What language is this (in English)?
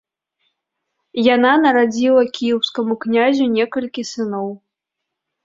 Belarusian